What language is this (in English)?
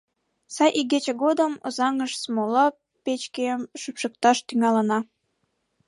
Mari